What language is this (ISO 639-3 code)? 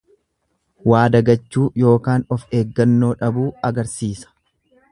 orm